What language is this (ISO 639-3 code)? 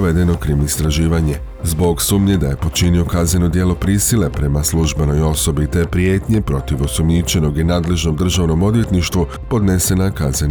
hrv